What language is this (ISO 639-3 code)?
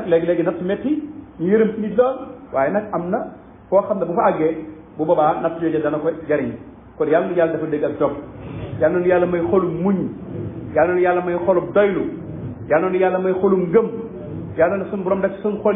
ara